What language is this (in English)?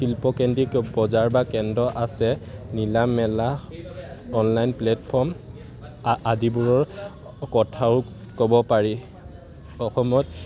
Assamese